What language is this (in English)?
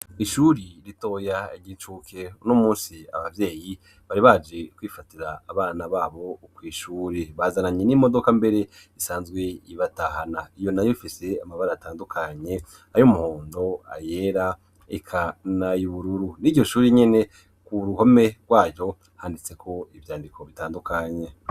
Rundi